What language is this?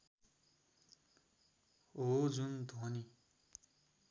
Nepali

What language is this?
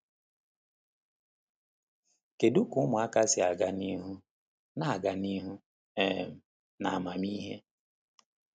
Igbo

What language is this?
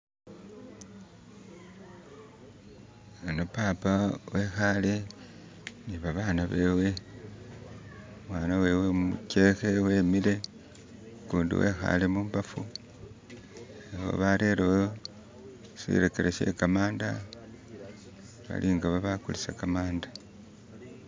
Masaaba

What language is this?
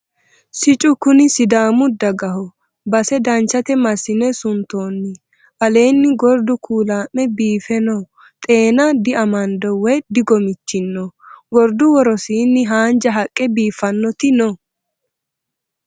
Sidamo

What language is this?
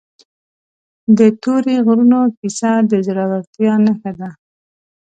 Pashto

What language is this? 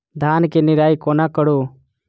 Maithili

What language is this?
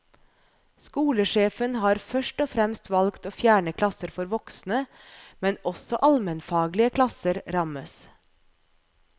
Norwegian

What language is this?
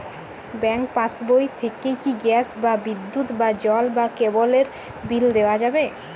Bangla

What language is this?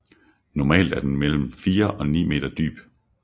Danish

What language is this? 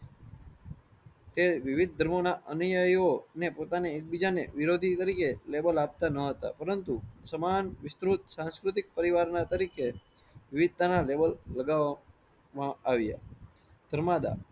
Gujarati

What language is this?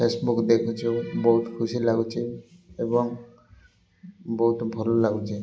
Odia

